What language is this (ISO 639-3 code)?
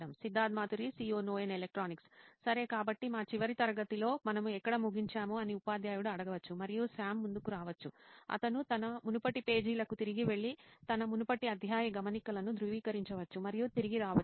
tel